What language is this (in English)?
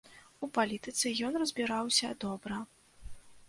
Belarusian